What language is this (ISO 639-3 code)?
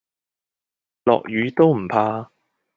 yue